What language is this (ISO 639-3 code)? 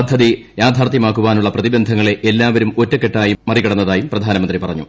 mal